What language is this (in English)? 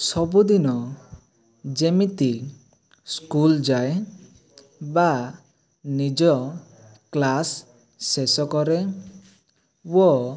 Odia